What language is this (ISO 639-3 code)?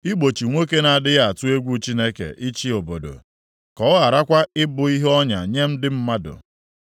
ibo